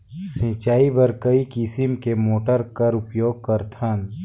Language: Chhattisgarhi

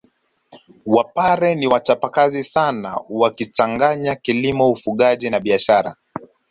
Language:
Swahili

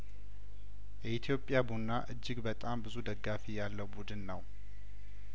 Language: Amharic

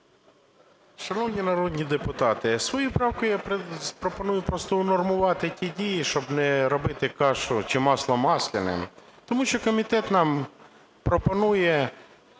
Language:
Ukrainian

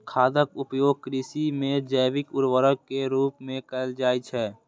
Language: Maithili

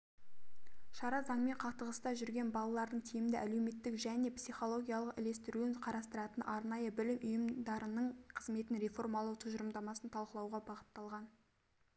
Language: Kazakh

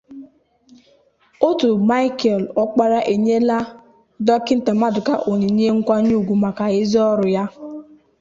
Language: Igbo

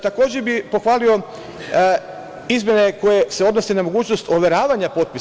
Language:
Serbian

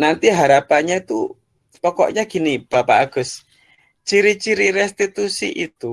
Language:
Indonesian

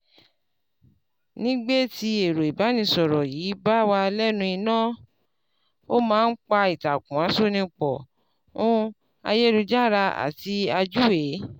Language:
Yoruba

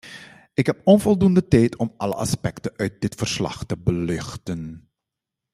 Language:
Dutch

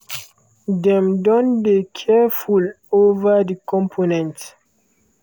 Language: Nigerian Pidgin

